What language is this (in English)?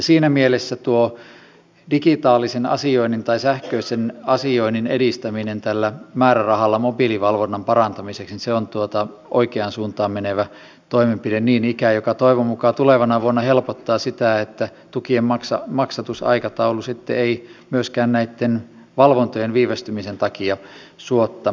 Finnish